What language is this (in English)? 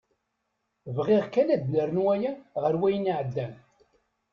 Kabyle